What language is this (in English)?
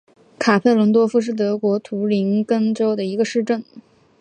Chinese